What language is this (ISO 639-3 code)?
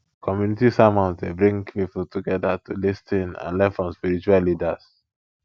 pcm